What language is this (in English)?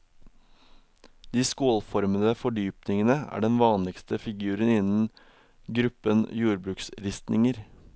Norwegian